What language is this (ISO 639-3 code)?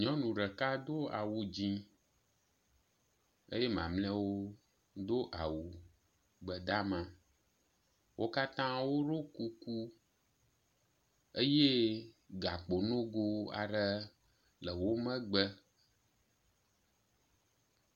ewe